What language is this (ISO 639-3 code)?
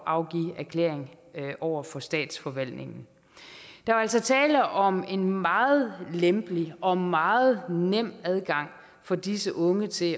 dan